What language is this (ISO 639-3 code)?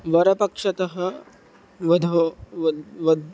san